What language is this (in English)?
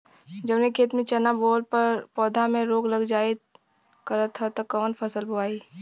Bhojpuri